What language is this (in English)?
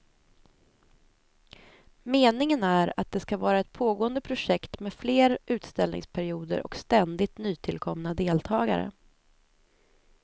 Swedish